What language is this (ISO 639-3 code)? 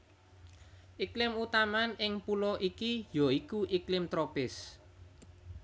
jav